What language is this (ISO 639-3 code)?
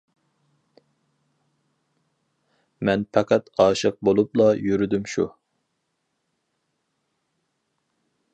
uig